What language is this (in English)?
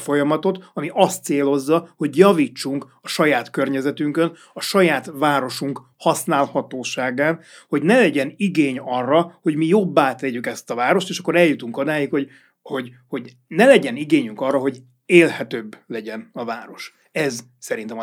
Hungarian